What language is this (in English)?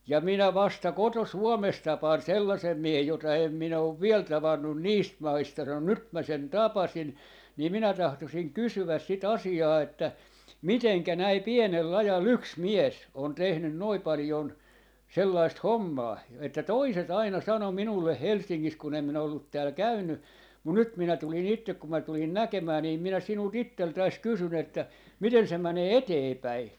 Finnish